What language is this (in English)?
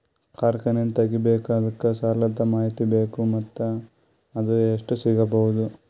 Kannada